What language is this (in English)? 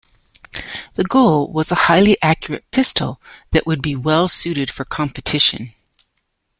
English